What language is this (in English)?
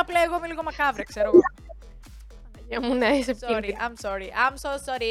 Greek